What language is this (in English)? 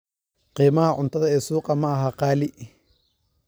Somali